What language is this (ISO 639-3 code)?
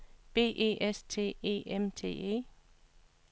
dan